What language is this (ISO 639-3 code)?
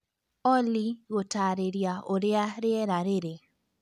kik